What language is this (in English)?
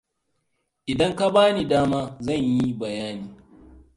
Hausa